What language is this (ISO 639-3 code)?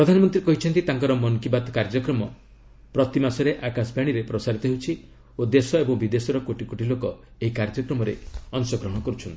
ori